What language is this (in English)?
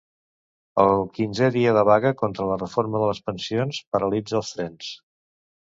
Catalan